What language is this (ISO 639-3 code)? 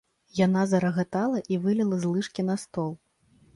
bel